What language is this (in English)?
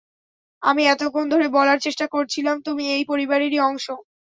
Bangla